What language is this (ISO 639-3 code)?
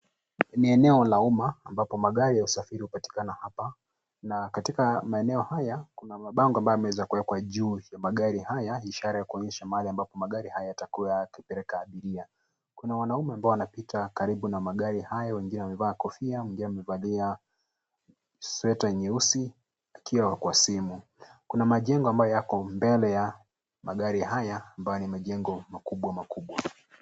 swa